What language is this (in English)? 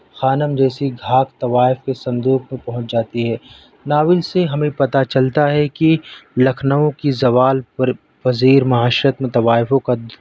Urdu